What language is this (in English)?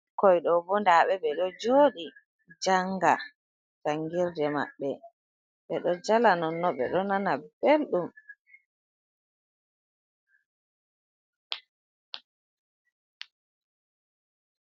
Fula